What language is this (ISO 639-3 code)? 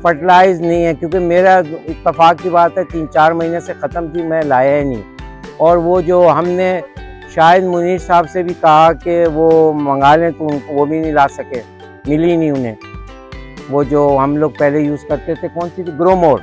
hin